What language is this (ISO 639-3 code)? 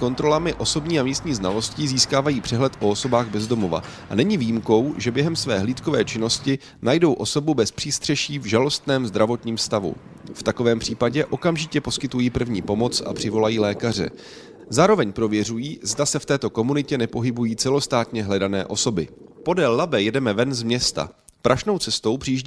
ces